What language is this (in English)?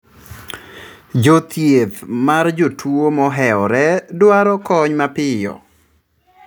Luo (Kenya and Tanzania)